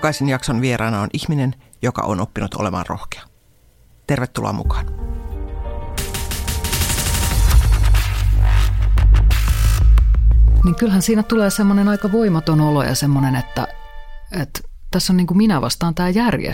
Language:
Finnish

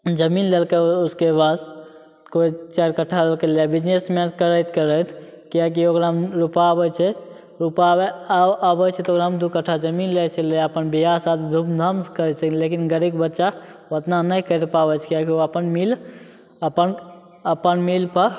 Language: Maithili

